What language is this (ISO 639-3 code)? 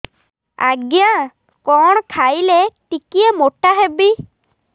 ori